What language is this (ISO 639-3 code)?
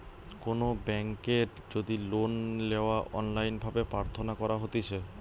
ben